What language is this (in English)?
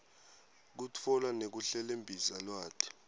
Swati